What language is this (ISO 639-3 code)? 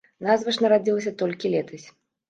bel